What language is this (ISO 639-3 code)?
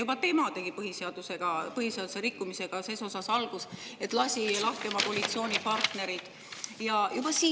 est